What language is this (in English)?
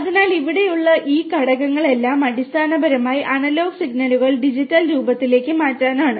Malayalam